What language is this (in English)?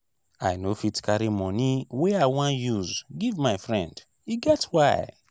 Nigerian Pidgin